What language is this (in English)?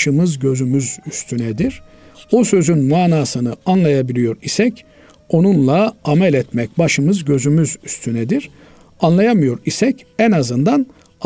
Turkish